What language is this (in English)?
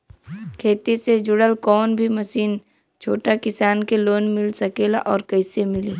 Bhojpuri